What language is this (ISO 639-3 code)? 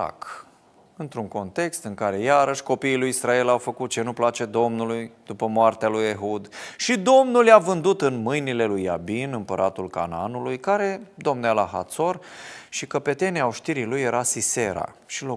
ron